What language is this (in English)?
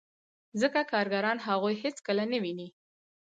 Pashto